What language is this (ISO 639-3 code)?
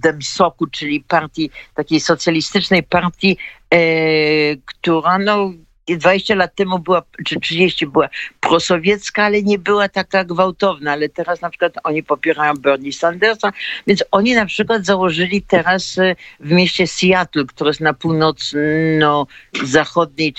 pol